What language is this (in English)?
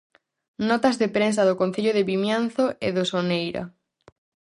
Galician